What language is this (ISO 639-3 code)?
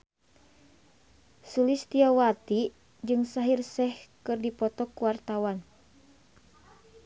sun